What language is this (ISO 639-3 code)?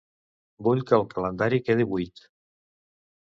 cat